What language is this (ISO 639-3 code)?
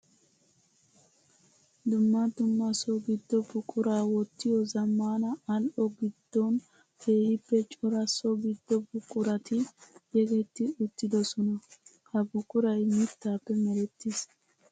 wal